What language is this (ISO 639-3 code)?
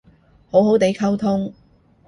yue